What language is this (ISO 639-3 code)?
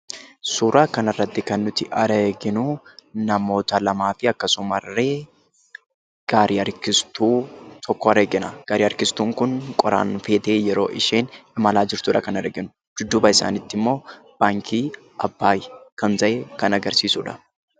orm